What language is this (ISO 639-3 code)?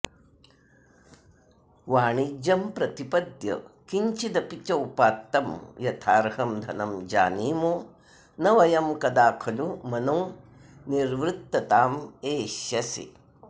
san